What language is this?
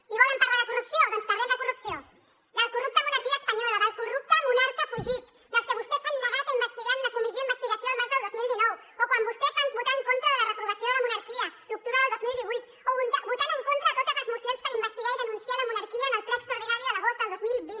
Catalan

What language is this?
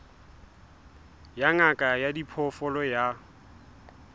Southern Sotho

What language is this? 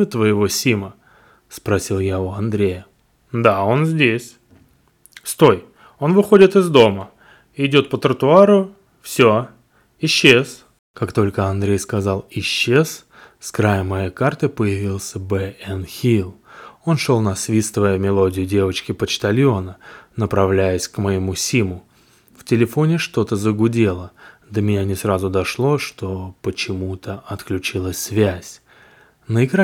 Russian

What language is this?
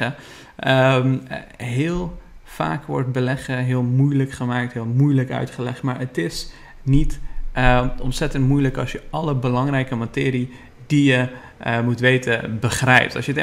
Dutch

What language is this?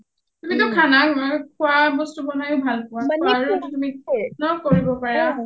Assamese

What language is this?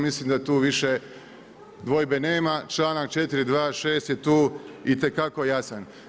Croatian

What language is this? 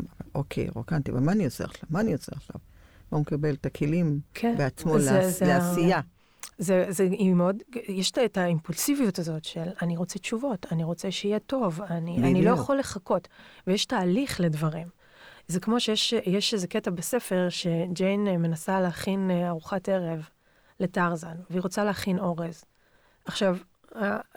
Hebrew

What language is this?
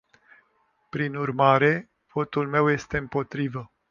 Romanian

